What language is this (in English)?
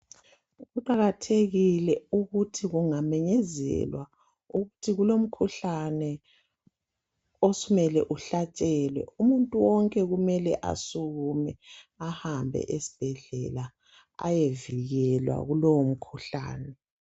North Ndebele